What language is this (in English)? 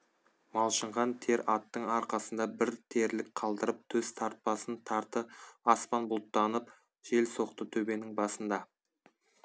Kazakh